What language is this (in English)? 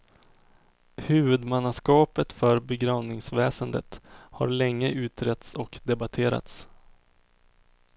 Swedish